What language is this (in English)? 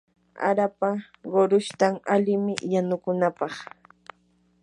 Yanahuanca Pasco Quechua